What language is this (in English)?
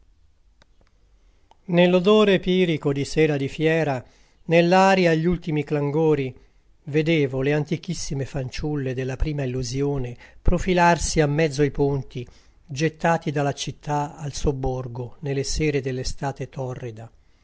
Italian